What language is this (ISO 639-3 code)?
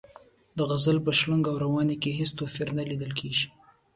pus